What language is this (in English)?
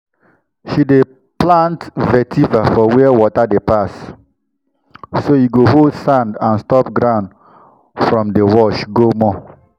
Nigerian Pidgin